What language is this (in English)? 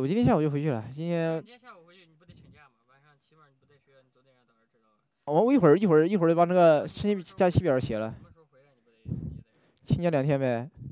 Chinese